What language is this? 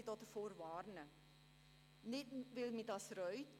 Swiss German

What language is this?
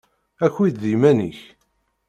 Kabyle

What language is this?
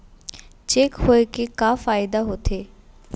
Chhattisgarhi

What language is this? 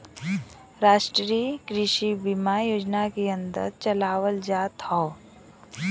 Bhojpuri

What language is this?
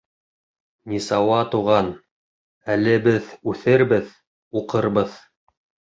Bashkir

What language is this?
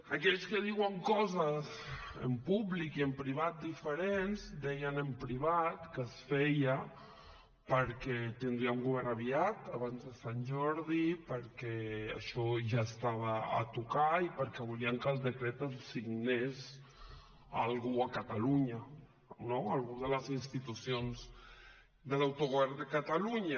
Catalan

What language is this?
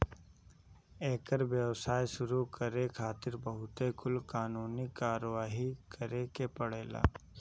Bhojpuri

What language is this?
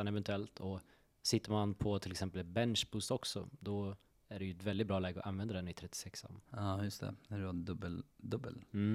Swedish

